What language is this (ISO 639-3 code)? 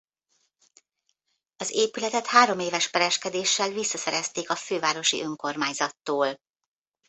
hun